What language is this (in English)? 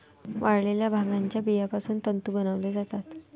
Marathi